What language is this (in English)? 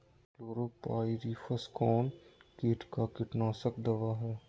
Magahi